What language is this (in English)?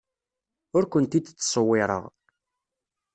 Kabyle